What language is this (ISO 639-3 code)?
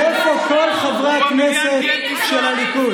heb